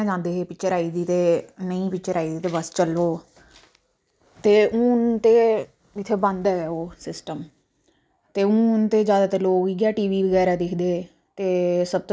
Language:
Dogri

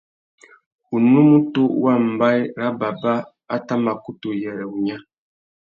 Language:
Tuki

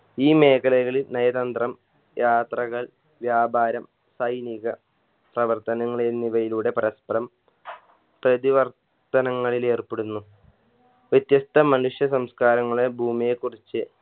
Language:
Malayalam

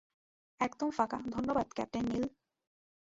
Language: Bangla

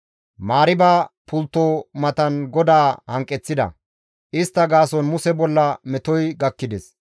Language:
Gamo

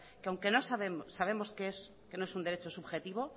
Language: Spanish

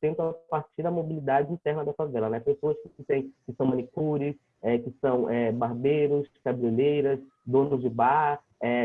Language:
Portuguese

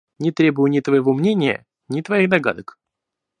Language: Russian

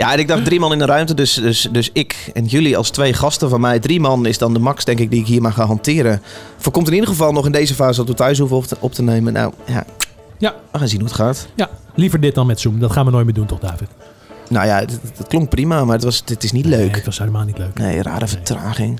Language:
Dutch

